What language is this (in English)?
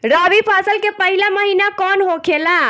Bhojpuri